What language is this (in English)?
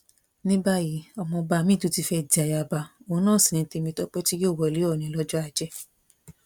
Yoruba